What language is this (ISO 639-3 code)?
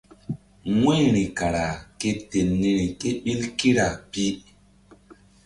mdd